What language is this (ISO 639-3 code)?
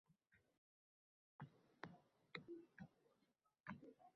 uzb